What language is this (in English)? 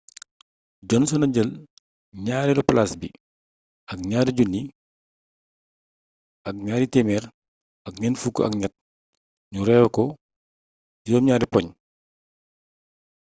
Wolof